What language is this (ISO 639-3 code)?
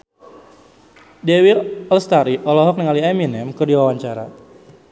sun